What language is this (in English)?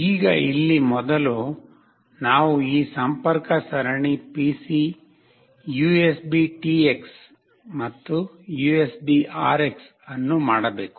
Kannada